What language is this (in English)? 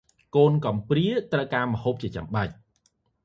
Khmer